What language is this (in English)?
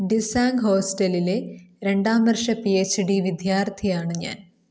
Malayalam